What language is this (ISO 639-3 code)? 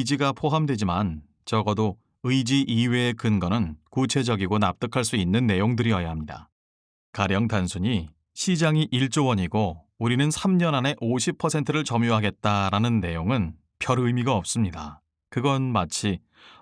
kor